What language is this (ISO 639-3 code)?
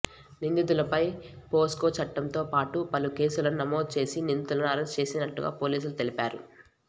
tel